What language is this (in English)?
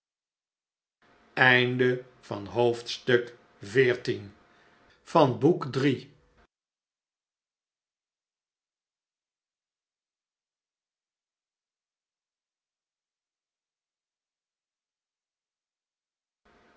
Dutch